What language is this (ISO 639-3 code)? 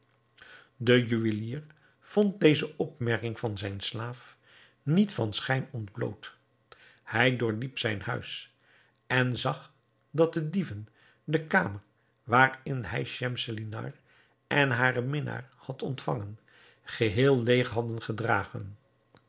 nld